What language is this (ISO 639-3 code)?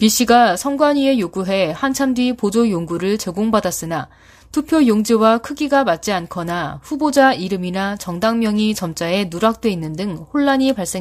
kor